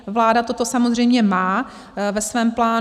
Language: Czech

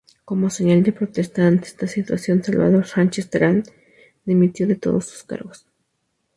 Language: Spanish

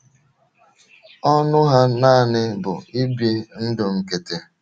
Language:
Igbo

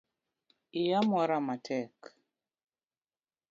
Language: Luo (Kenya and Tanzania)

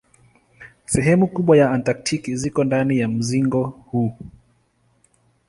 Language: Swahili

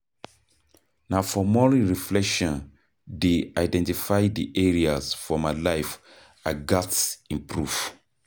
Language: Nigerian Pidgin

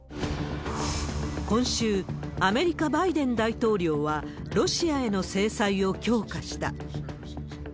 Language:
Japanese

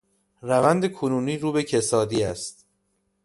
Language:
Persian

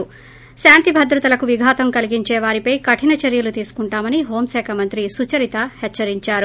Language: Telugu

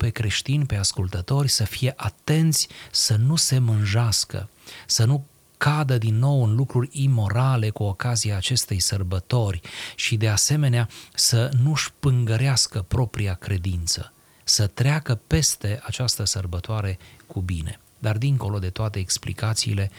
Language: Romanian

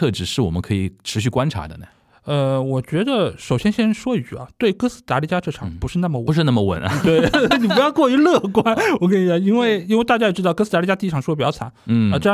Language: Chinese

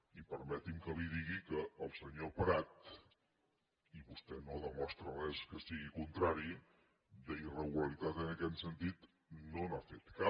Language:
Catalan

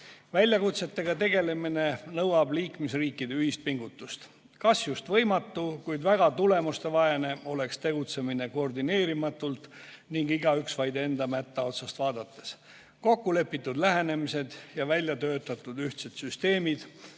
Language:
Estonian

